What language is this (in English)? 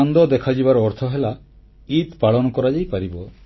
Odia